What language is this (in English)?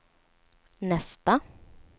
Swedish